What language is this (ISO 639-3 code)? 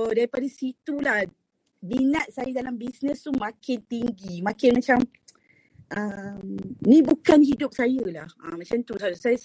msa